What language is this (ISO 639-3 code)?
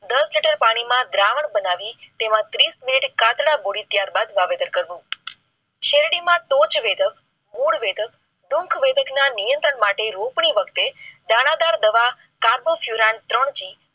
guj